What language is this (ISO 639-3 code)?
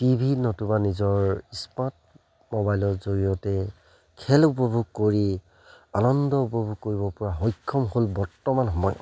asm